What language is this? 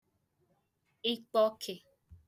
Igbo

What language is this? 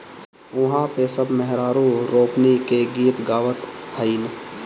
Bhojpuri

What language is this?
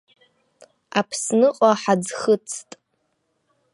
Abkhazian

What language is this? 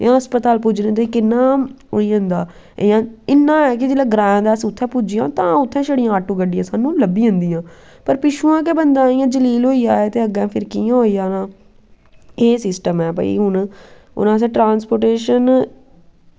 Dogri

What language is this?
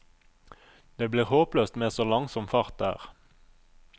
Norwegian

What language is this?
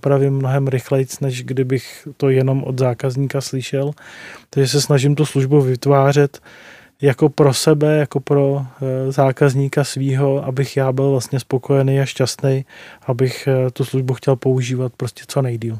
Czech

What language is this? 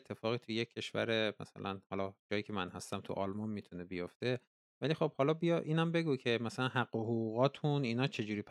Persian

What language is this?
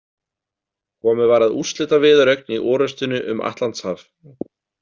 Icelandic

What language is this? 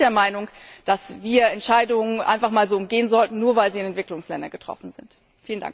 German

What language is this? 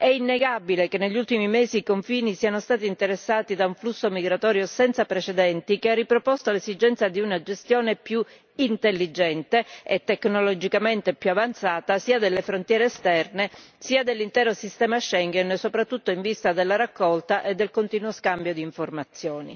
Italian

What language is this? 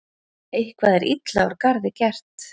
Icelandic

